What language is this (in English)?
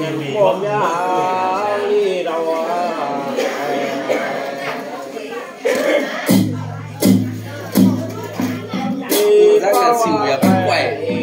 Thai